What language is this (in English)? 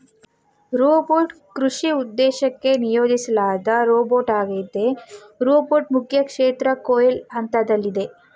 Kannada